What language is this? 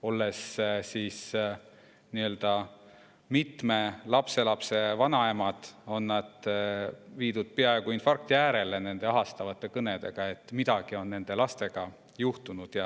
Estonian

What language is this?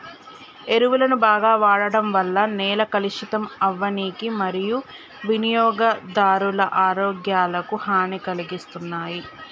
Telugu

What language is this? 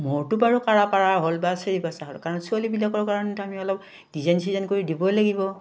Assamese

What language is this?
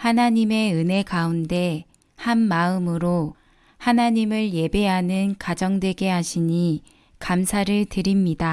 Korean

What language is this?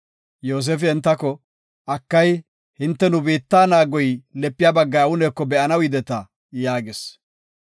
Gofa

